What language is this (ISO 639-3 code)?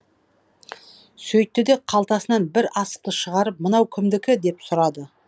kaz